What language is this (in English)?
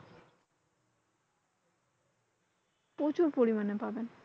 Bangla